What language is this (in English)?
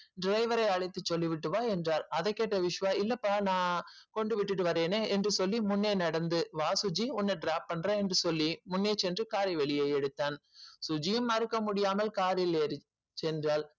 Tamil